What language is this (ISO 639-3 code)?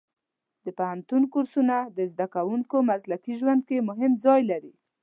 pus